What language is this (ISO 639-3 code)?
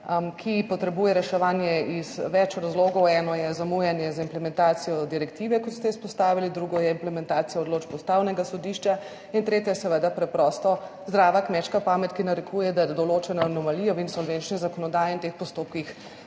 slv